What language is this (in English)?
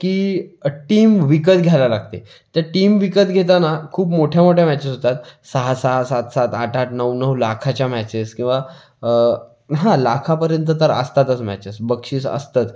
Marathi